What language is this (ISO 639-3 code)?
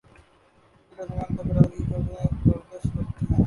urd